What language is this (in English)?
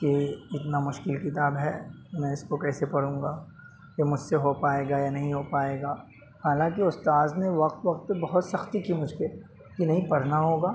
Urdu